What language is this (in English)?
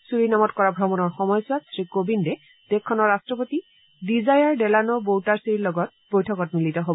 Assamese